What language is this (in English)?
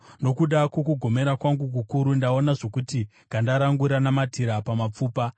Shona